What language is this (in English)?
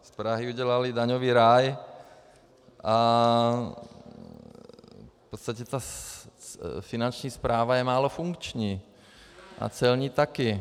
Czech